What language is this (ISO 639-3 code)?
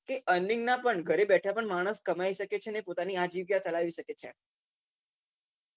guj